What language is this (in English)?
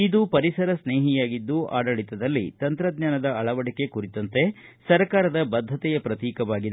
Kannada